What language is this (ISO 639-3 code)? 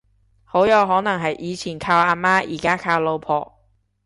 yue